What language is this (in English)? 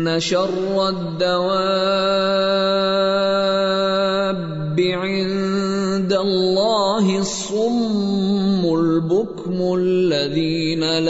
Urdu